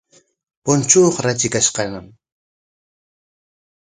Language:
Corongo Ancash Quechua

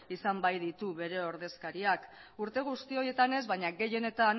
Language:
Basque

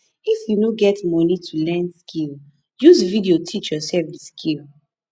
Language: Nigerian Pidgin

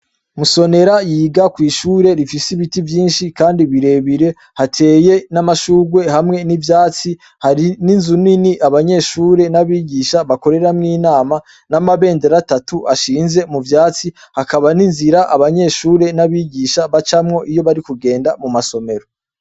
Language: Rundi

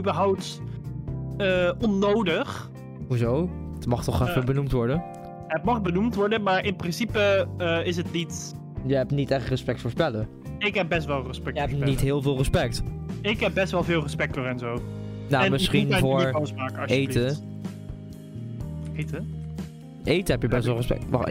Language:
Dutch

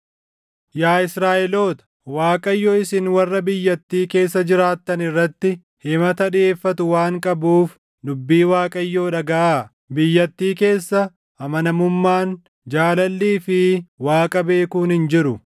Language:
Oromo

